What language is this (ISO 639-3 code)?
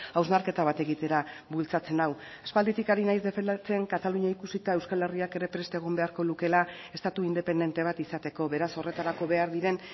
eus